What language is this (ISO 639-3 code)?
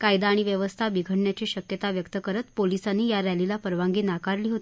mar